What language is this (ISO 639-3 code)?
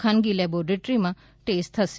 guj